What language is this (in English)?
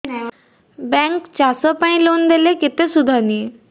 Odia